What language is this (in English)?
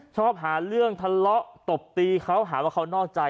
Thai